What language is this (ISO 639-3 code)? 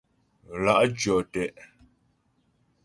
bbj